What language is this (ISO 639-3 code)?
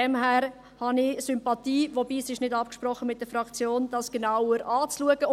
gsw